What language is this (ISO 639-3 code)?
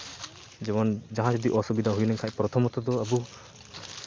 sat